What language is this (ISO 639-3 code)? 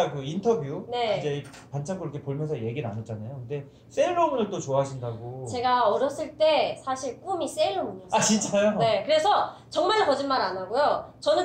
kor